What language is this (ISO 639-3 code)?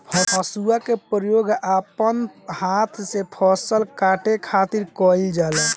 bho